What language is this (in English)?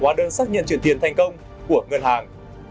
Vietnamese